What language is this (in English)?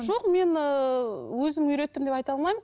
Kazakh